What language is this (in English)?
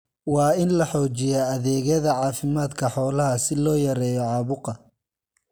Somali